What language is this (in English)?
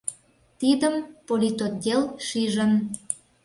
Mari